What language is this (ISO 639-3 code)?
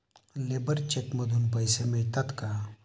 mar